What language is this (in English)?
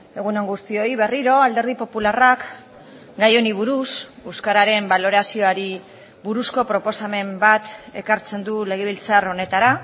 Basque